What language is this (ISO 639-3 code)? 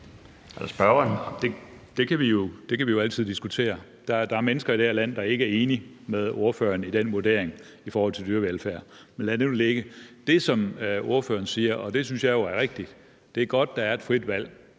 dan